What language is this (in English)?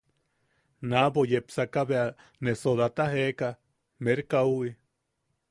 Yaqui